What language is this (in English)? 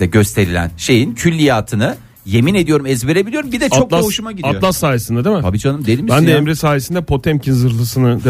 Turkish